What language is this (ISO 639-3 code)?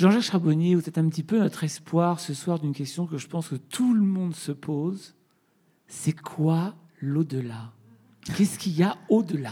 fra